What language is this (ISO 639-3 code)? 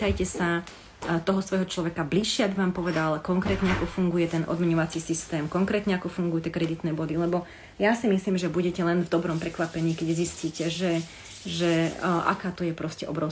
slk